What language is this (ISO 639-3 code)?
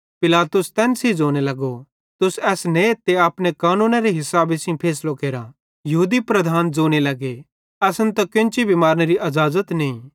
bhd